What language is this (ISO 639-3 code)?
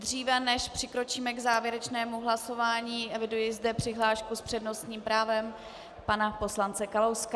ces